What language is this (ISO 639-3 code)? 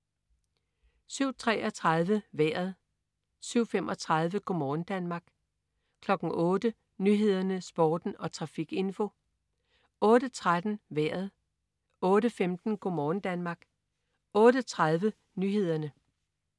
dan